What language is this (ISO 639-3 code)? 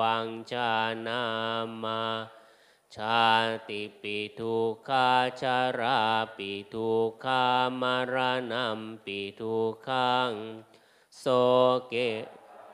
tha